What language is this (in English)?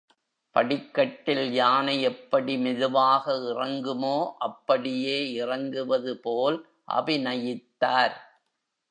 Tamil